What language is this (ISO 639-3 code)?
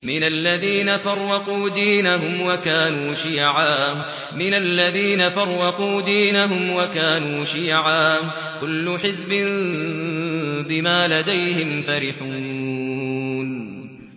ara